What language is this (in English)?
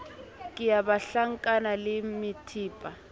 Southern Sotho